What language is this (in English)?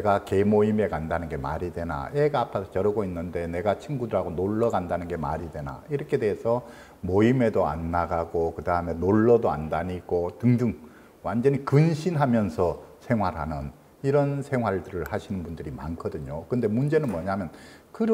Korean